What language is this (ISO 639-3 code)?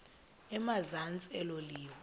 xho